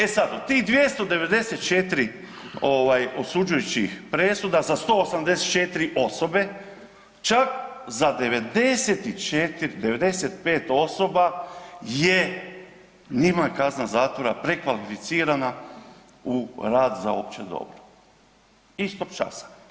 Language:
Croatian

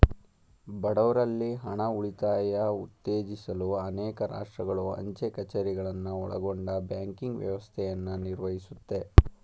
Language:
Kannada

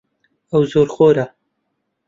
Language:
Central Kurdish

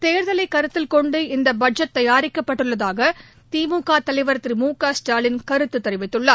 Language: Tamil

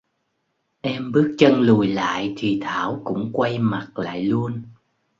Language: Vietnamese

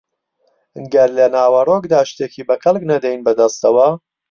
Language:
Central Kurdish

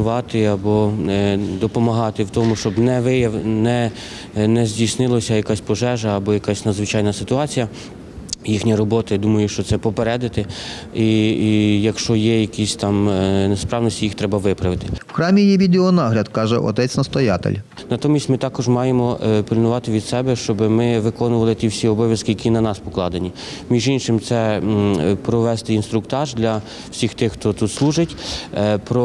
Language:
Ukrainian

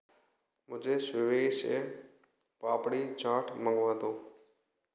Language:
Hindi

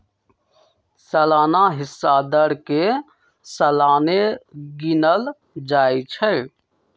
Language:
Magahi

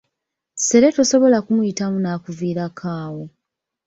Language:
Ganda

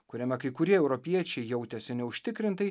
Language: Lithuanian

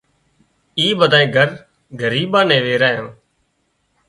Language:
Wadiyara Koli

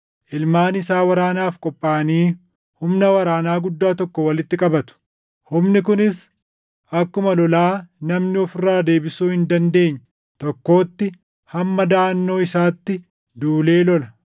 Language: Oromo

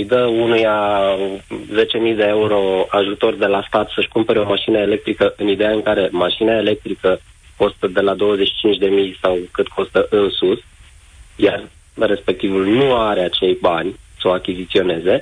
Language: Romanian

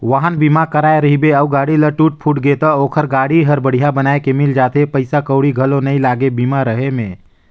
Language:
Chhattisgarhi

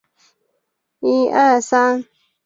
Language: Chinese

